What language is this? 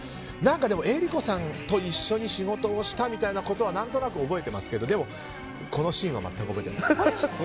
Japanese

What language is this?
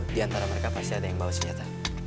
Indonesian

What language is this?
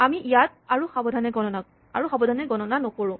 Assamese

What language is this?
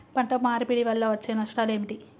Telugu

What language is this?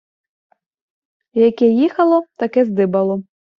Ukrainian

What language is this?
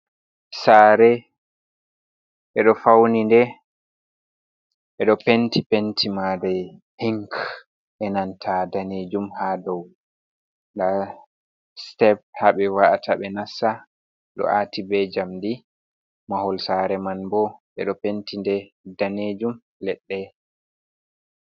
Fula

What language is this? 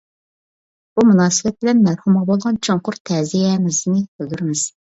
Uyghur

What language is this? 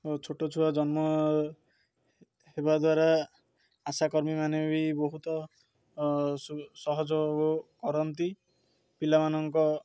Odia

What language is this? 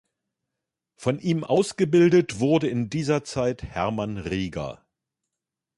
German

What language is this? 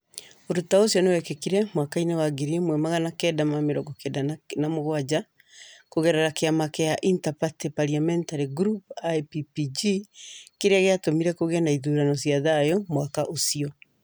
Kikuyu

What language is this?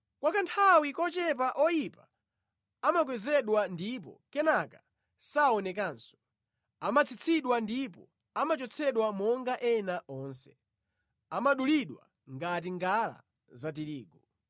Nyanja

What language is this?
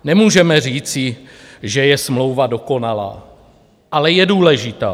Czech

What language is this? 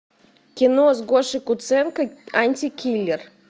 Russian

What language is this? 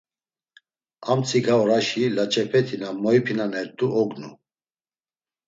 Laz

